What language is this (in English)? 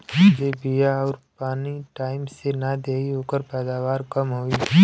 Bhojpuri